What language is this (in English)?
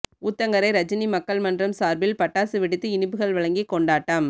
Tamil